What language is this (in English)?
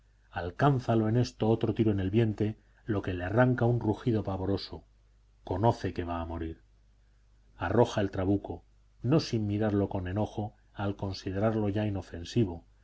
Spanish